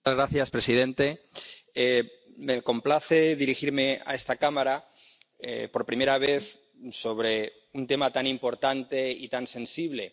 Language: Spanish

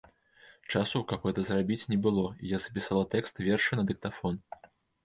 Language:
Belarusian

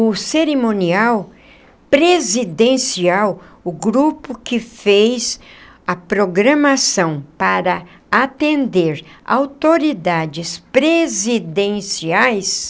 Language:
Portuguese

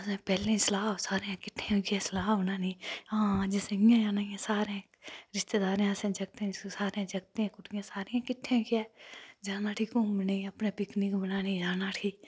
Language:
Dogri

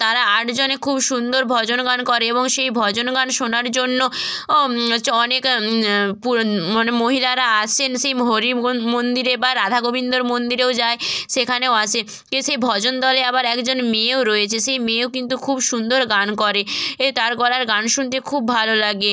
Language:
Bangla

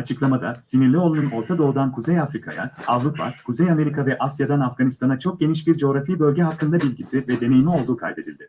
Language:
Turkish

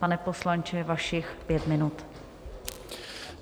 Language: Czech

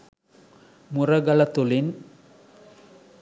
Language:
Sinhala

